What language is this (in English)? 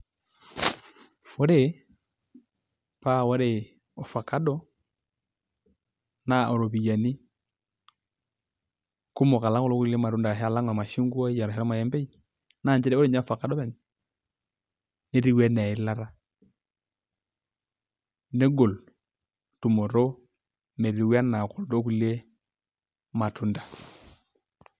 Masai